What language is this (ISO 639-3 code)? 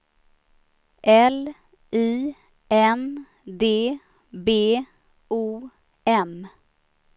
swe